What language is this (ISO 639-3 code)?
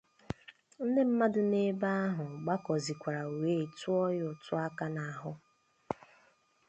ibo